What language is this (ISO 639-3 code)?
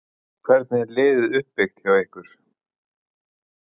isl